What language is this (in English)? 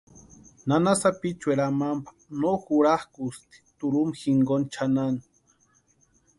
Western Highland Purepecha